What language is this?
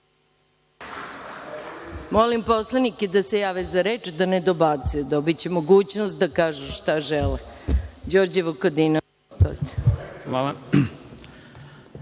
Serbian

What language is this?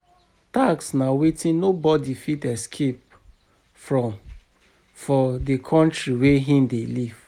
Nigerian Pidgin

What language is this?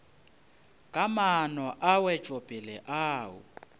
Northern Sotho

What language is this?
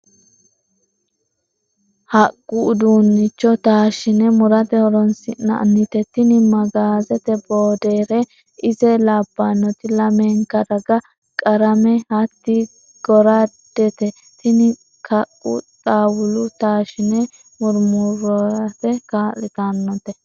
Sidamo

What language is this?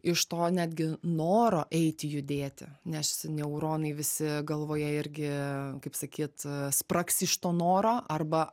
Lithuanian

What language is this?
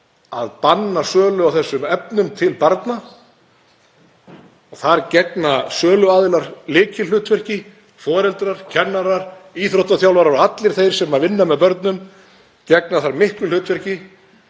Icelandic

